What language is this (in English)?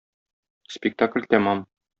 Tatar